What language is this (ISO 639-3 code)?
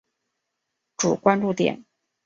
zho